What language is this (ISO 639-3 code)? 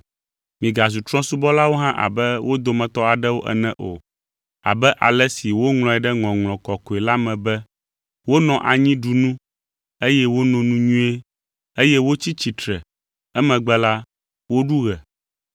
ewe